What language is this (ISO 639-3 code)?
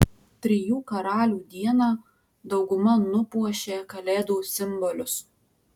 lit